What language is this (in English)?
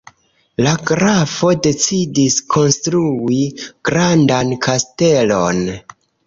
Esperanto